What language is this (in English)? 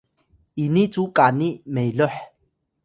Atayal